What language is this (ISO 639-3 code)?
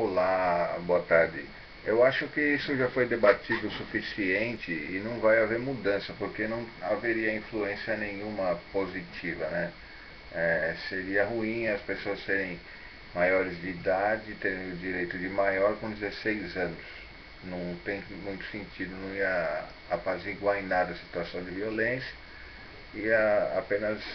por